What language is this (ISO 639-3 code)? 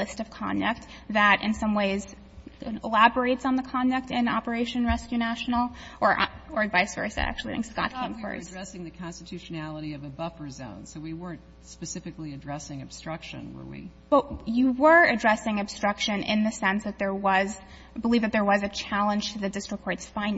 eng